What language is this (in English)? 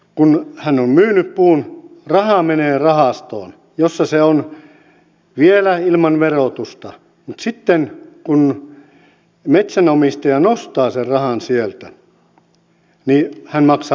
Finnish